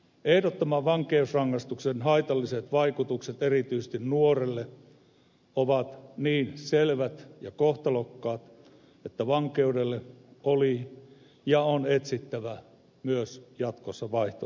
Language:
Finnish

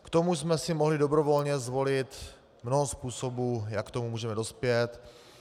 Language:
Czech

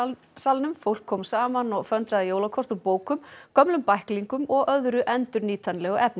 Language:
Icelandic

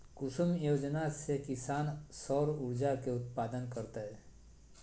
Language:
Magahi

